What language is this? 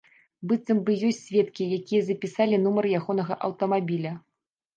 Belarusian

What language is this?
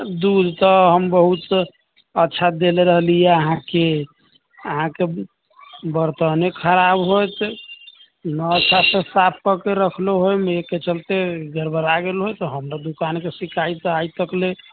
Maithili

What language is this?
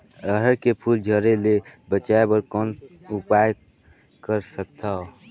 Chhattisgarhi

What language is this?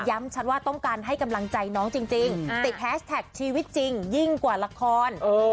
Thai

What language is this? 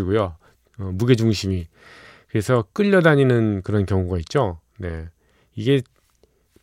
Korean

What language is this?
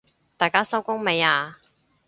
Cantonese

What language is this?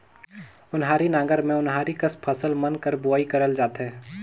Chhattisgarhi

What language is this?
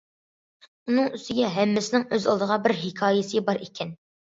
Uyghur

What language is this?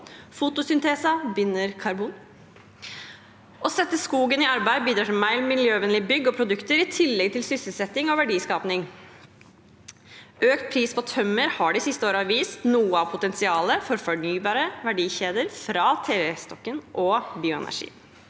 Norwegian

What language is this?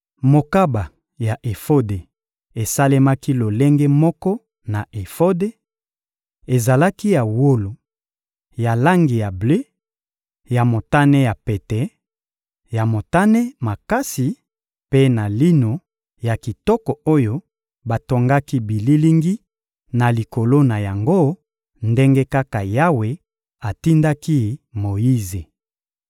Lingala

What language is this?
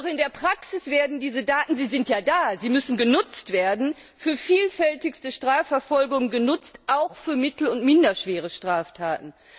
German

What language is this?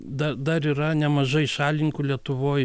Lithuanian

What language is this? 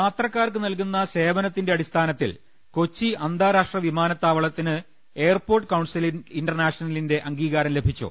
Malayalam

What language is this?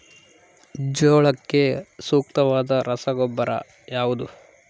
Kannada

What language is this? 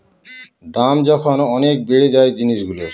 Bangla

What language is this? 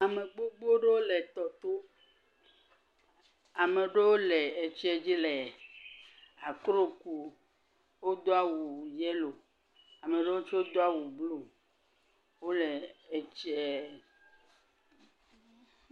Ewe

